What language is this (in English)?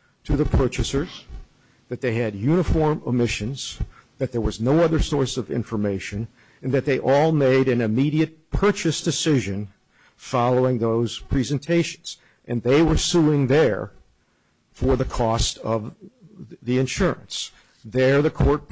English